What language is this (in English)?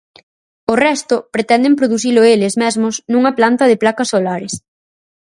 Galician